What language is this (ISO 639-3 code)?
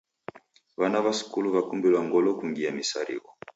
dav